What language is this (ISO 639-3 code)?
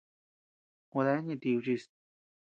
cux